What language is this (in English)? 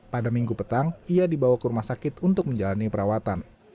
Indonesian